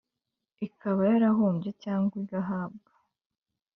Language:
Kinyarwanda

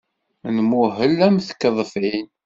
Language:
Kabyle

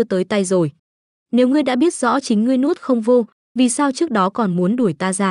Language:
Vietnamese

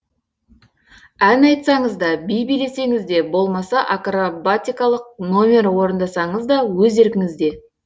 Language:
Kazakh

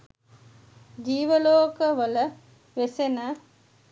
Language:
Sinhala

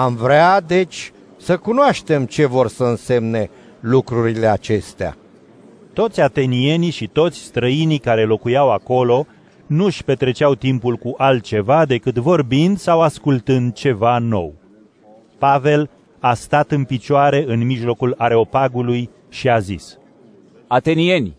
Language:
Romanian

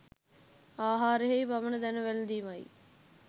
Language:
Sinhala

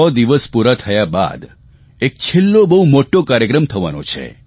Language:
Gujarati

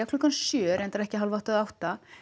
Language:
Icelandic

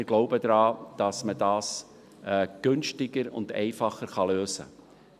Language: Swiss German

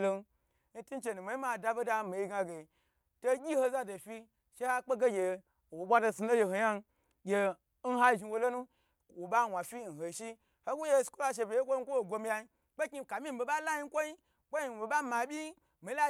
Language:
Gbagyi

